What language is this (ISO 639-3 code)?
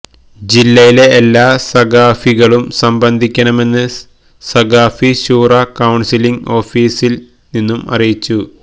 mal